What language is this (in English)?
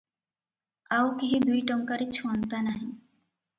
Odia